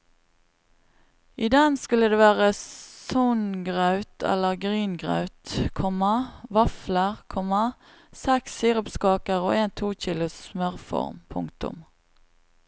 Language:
Norwegian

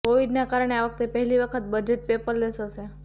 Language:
Gujarati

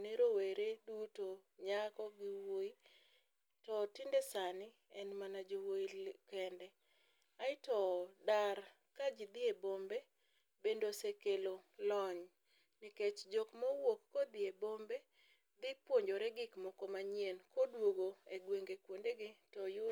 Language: Luo (Kenya and Tanzania)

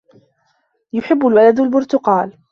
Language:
Arabic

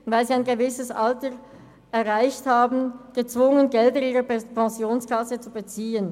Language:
Swiss German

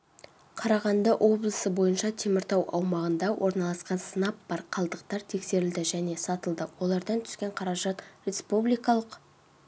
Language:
Kazakh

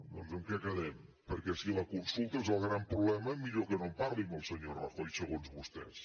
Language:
Catalan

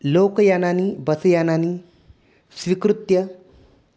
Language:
Sanskrit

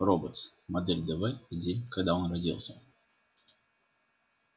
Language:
Russian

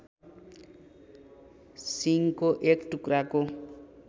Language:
Nepali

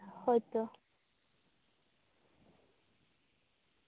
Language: Santali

